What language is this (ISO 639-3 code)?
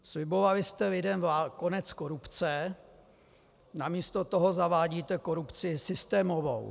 ces